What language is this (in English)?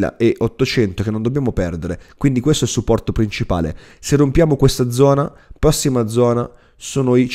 Italian